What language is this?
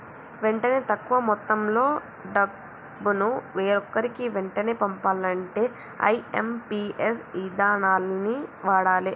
Telugu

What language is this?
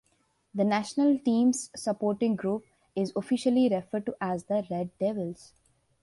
English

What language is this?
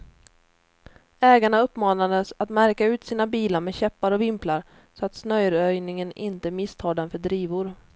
Swedish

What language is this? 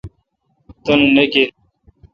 Kalkoti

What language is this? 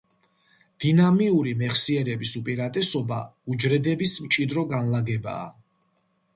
Georgian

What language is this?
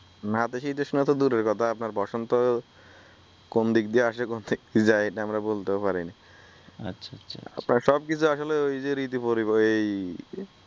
Bangla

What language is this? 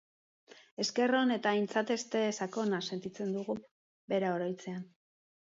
Basque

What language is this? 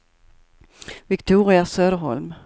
Swedish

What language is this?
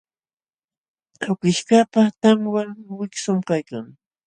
Jauja Wanca Quechua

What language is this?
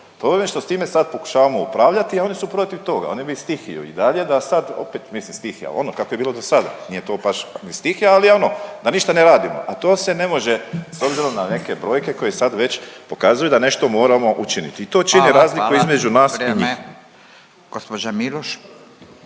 Croatian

